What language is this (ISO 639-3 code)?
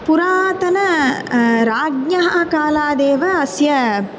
san